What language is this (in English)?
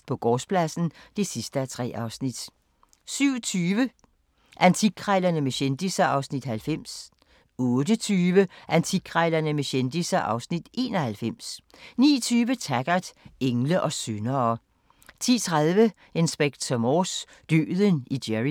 Danish